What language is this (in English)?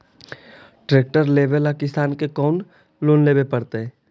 Magahi